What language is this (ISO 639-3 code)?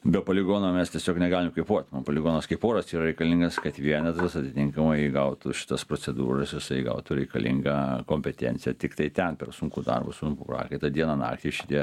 lit